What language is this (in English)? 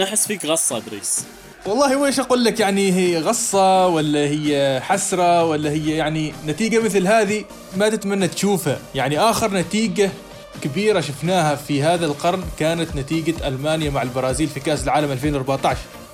Arabic